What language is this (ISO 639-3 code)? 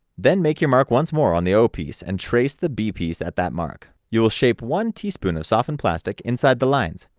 eng